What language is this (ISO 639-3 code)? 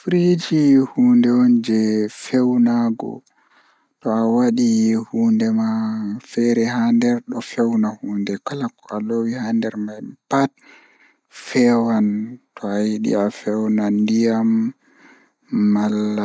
ful